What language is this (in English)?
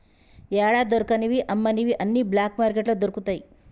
Telugu